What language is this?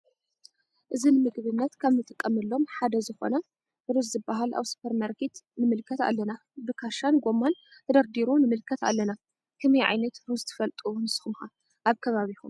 Tigrinya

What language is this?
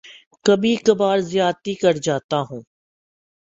Urdu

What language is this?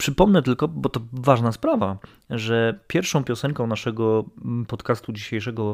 Polish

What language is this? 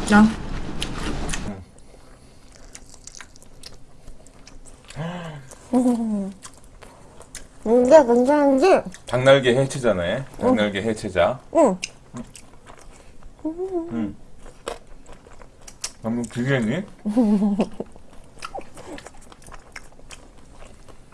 Korean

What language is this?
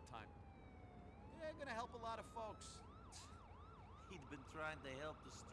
Turkish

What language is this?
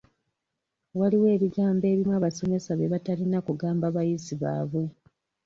Ganda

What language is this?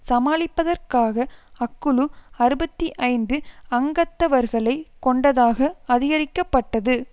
Tamil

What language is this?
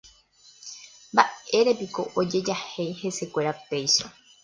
Guarani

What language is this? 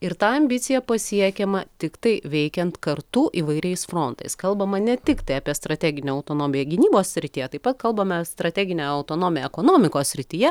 Lithuanian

